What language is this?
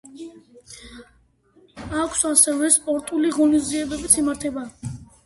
Georgian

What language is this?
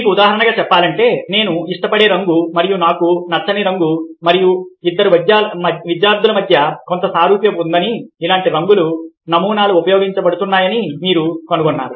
Telugu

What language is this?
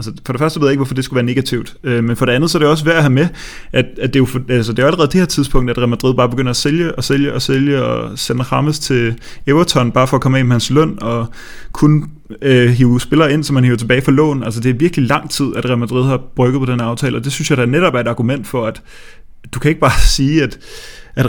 Danish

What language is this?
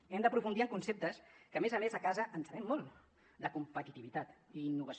Catalan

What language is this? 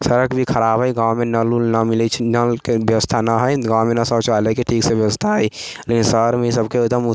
Maithili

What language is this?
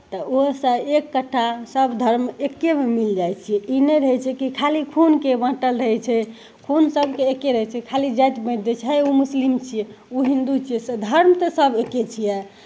Maithili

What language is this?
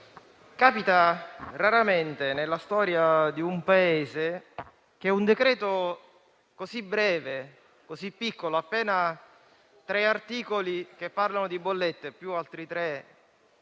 Italian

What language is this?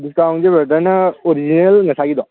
Manipuri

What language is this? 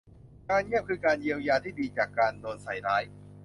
Thai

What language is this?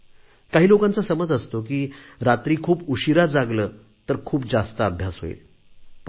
Marathi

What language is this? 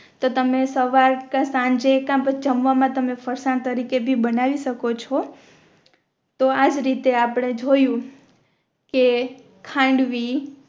Gujarati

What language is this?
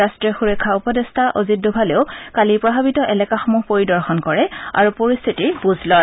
Assamese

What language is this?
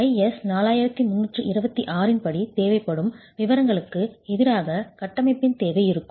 Tamil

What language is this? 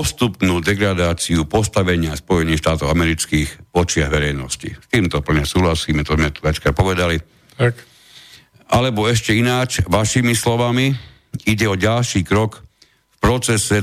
Slovak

